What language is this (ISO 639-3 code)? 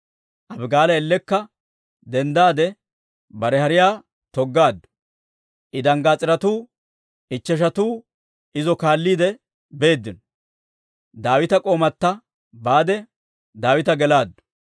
dwr